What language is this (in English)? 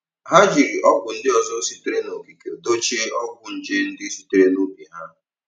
Igbo